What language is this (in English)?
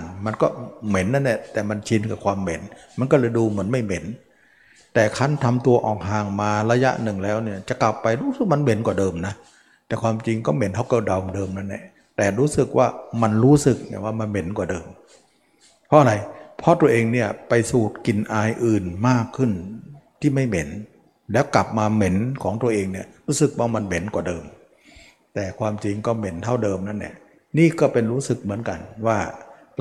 Thai